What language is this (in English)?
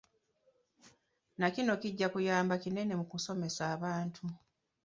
Ganda